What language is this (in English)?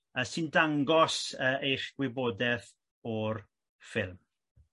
Welsh